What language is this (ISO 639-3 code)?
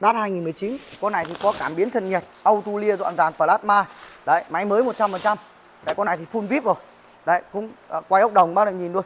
vie